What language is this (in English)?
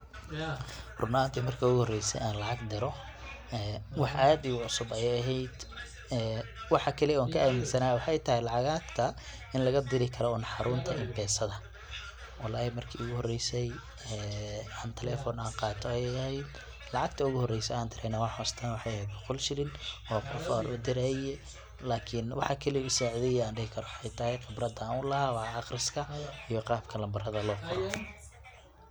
Somali